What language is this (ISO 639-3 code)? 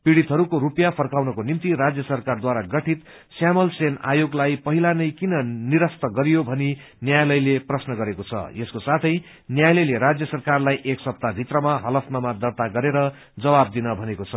nep